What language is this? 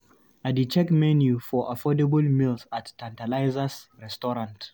Nigerian Pidgin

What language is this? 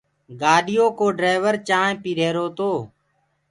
Gurgula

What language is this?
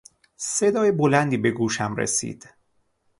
Persian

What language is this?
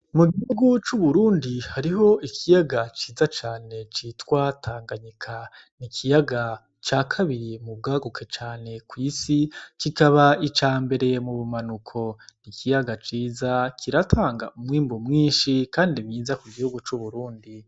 Rundi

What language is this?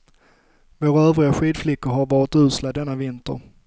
Swedish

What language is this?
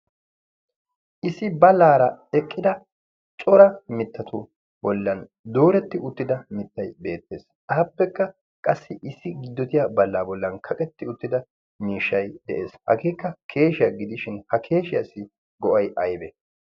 Wolaytta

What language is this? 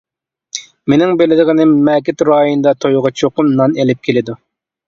Uyghur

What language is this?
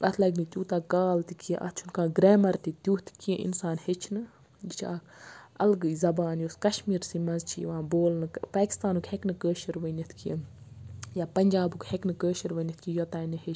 Kashmiri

